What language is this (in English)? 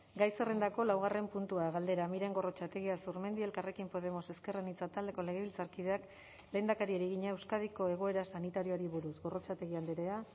Basque